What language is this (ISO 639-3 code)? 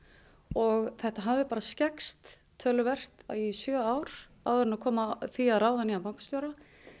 isl